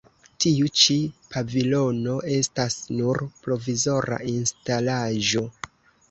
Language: Esperanto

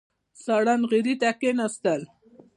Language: Pashto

